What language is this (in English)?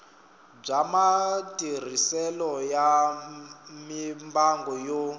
Tsonga